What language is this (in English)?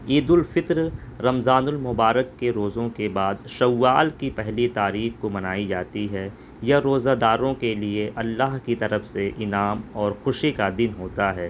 Urdu